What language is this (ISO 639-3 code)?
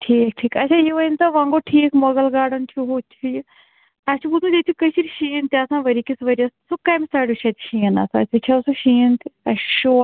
kas